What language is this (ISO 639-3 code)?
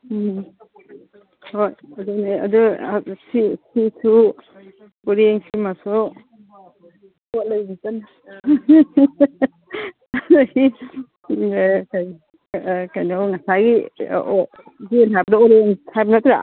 mni